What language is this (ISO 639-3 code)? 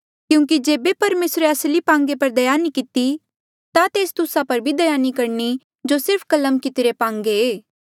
mjl